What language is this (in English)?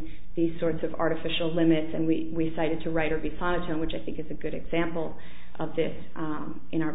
English